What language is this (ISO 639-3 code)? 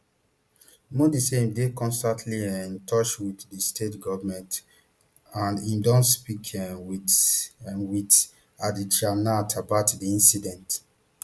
pcm